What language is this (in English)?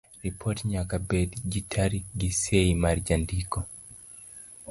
Luo (Kenya and Tanzania)